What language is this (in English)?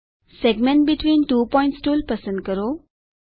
Gujarati